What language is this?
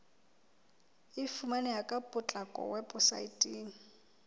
Southern Sotho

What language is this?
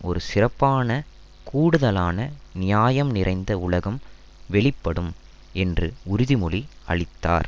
Tamil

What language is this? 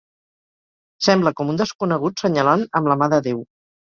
Catalan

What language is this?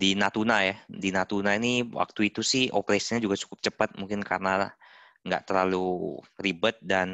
Indonesian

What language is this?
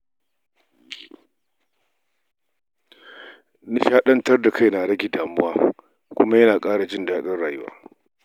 Hausa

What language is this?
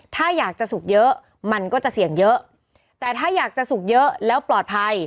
Thai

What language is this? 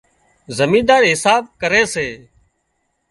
Wadiyara Koli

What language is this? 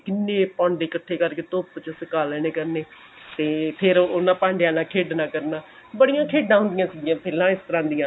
Punjabi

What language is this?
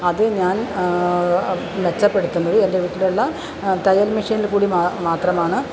Malayalam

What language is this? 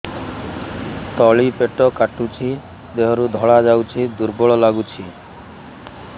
Odia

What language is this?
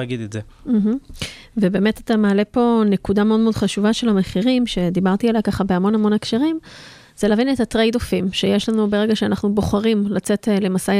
Hebrew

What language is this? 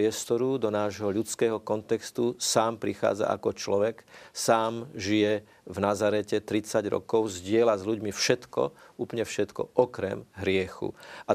Slovak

